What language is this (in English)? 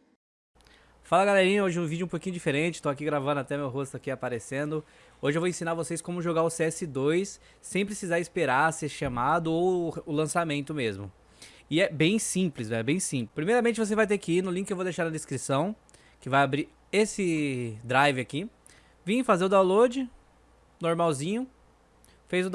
Portuguese